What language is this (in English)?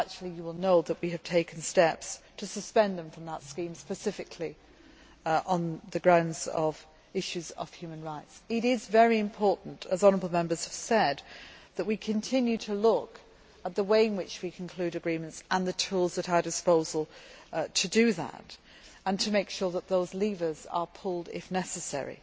English